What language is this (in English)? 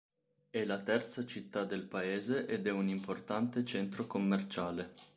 Italian